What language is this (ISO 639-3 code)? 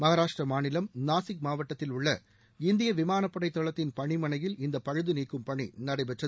tam